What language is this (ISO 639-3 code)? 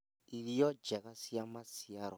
kik